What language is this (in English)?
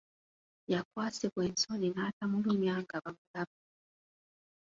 Ganda